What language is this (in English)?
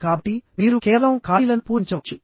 Telugu